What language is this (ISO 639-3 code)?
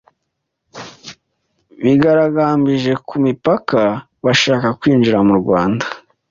kin